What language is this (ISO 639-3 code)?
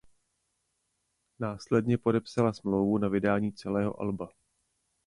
ces